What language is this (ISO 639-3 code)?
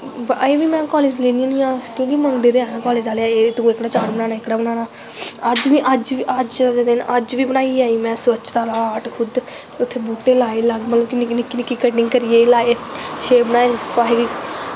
doi